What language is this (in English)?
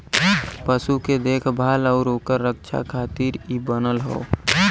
Bhojpuri